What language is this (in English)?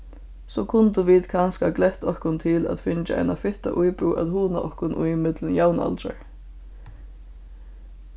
Faroese